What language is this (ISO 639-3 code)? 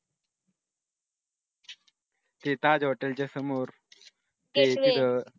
mar